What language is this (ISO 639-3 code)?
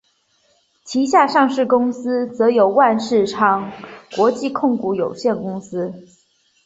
zho